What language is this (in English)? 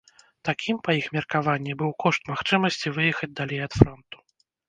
Belarusian